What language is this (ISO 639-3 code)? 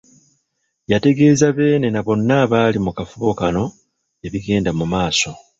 lug